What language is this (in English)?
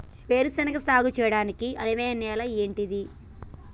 Telugu